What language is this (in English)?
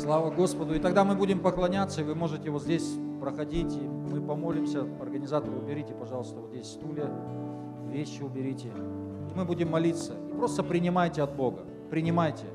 Russian